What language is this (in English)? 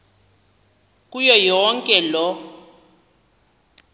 Xhosa